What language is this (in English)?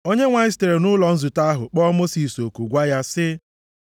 Igbo